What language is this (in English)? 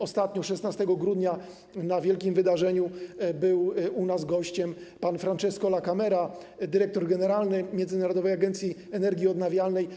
Polish